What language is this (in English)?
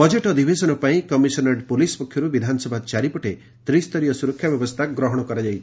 Odia